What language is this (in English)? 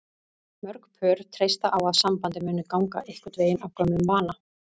Icelandic